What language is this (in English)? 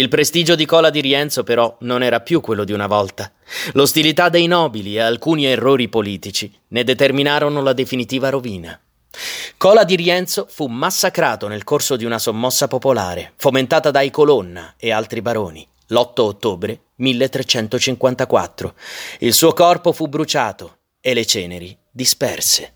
Italian